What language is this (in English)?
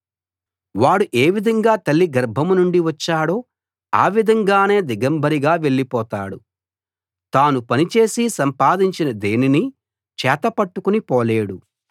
Telugu